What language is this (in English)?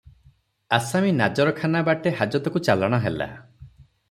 Odia